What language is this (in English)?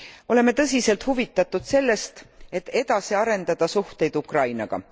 Estonian